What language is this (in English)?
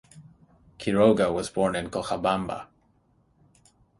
English